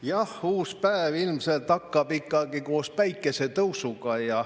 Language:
Estonian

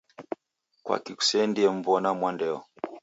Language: Taita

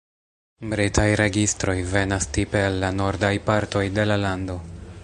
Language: Esperanto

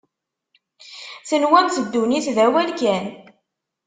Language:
Kabyle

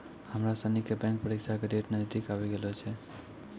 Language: Maithili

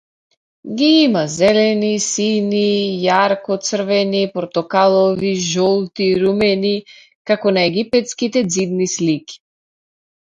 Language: Macedonian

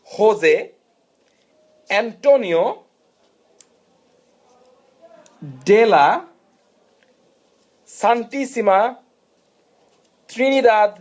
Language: Bangla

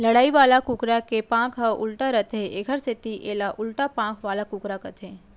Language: Chhattisgarhi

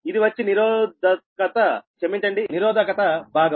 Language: Telugu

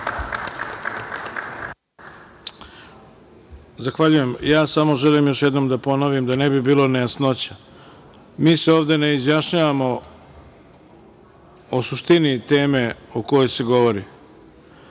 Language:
Serbian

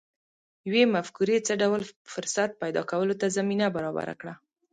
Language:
Pashto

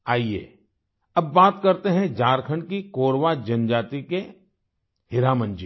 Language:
Hindi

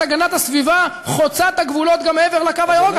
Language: Hebrew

